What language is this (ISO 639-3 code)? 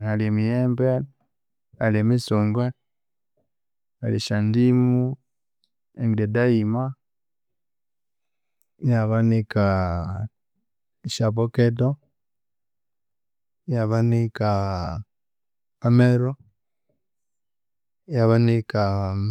koo